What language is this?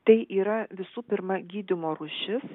Lithuanian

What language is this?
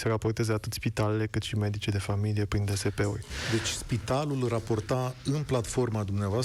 Romanian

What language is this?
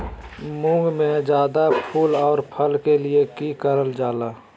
Magahi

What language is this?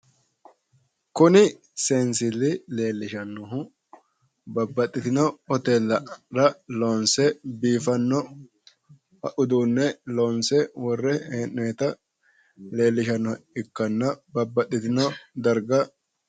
Sidamo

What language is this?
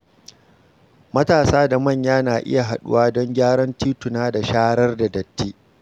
Hausa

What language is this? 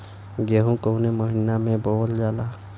Bhojpuri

